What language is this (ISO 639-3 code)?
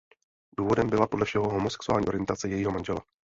ces